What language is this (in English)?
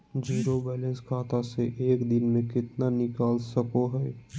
Magahi